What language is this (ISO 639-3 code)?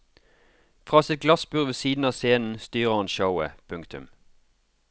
nor